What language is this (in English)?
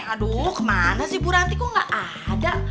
Indonesian